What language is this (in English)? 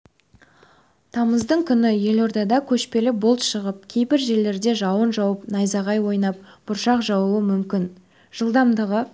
Kazakh